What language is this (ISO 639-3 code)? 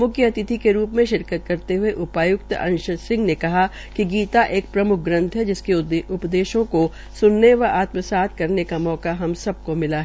hin